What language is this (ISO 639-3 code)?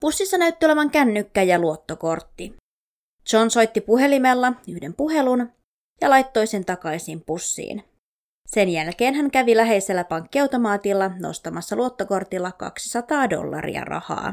fin